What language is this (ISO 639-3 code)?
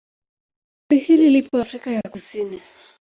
swa